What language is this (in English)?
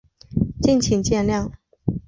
Chinese